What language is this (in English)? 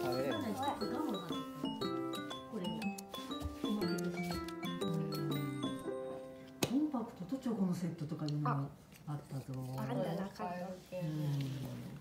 Japanese